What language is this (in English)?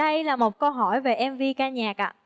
Vietnamese